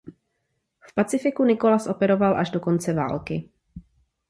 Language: Czech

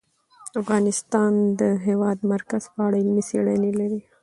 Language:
Pashto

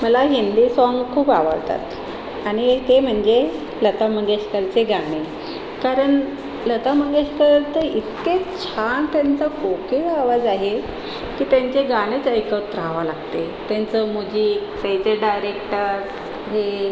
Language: Marathi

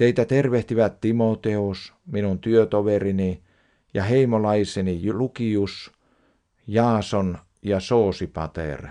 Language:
Finnish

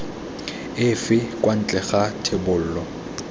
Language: Tswana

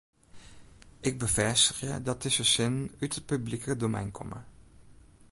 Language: Western Frisian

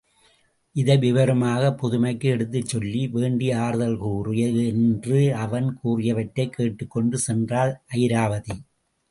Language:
Tamil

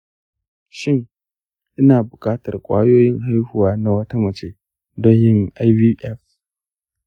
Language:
Hausa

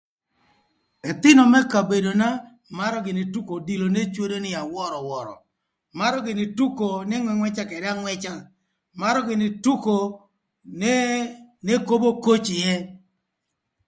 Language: Thur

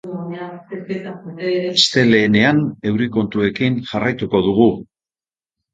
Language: Basque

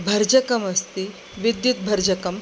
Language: Sanskrit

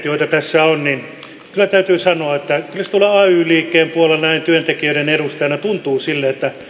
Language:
Finnish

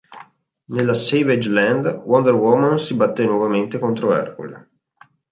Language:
Italian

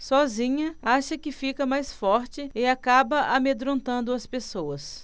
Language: Portuguese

